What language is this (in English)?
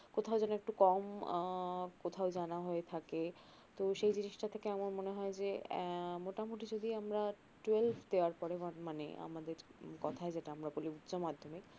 Bangla